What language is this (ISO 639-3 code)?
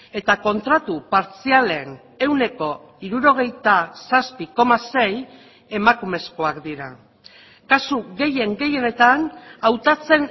eus